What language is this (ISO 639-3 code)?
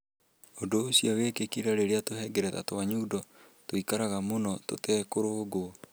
kik